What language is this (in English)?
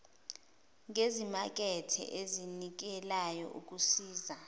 Zulu